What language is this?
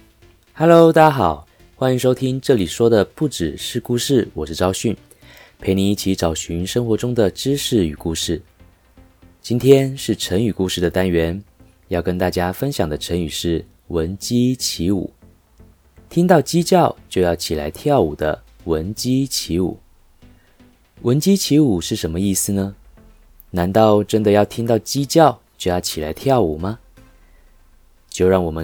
Chinese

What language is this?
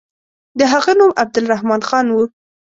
Pashto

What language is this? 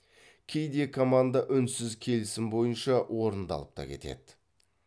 Kazakh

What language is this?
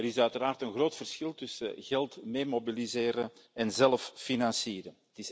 Dutch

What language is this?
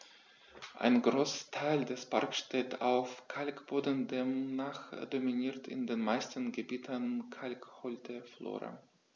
German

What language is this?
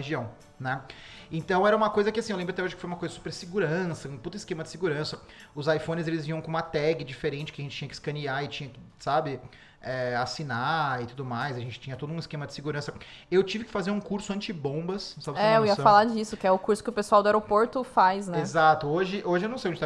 Portuguese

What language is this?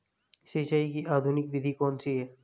Hindi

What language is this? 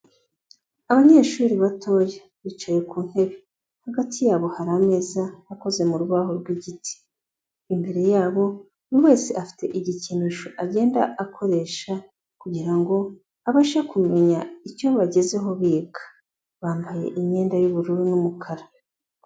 Kinyarwanda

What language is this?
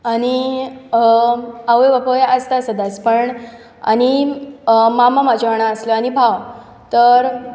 Konkani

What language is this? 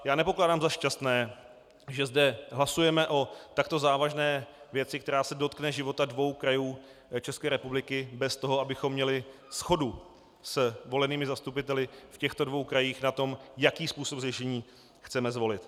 Czech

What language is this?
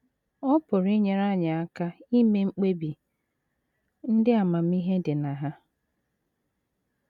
Igbo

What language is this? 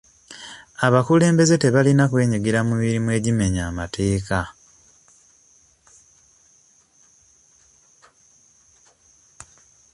Ganda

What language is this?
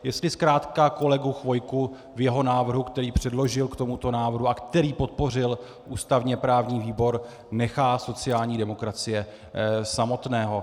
Czech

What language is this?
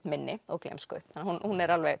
Icelandic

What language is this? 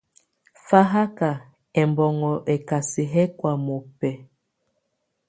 Tunen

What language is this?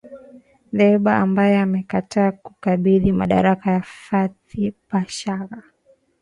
Swahili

